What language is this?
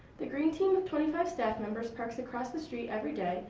English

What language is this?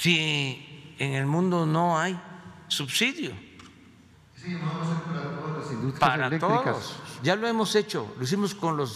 Spanish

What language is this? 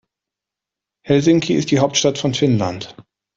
German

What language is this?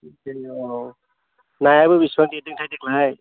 Bodo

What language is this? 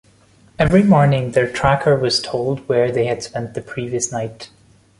English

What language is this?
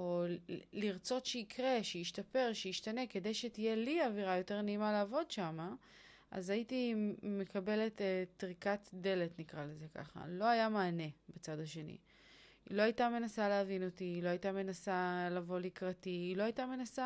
Hebrew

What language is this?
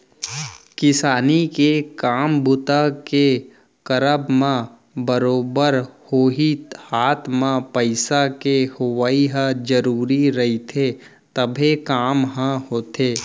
Chhattisgarhi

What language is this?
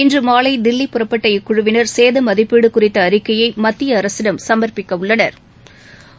Tamil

